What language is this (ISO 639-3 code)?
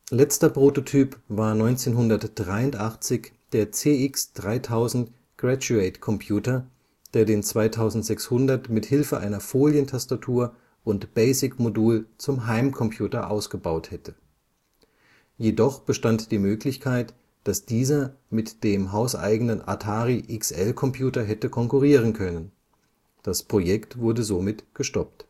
deu